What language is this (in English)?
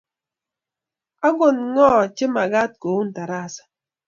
Kalenjin